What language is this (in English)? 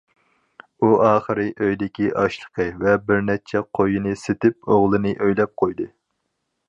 Uyghur